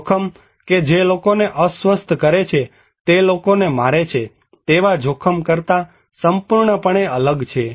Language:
Gujarati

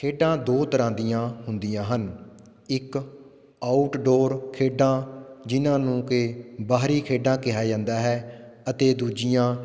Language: Punjabi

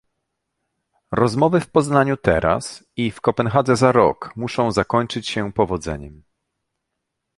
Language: Polish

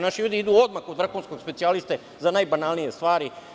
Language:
Serbian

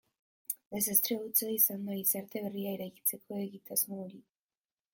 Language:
Basque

